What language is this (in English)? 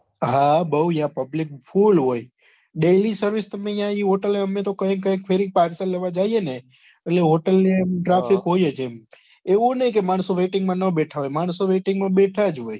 Gujarati